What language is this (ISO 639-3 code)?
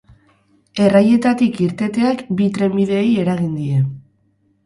eus